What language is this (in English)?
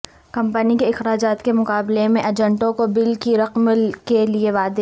Urdu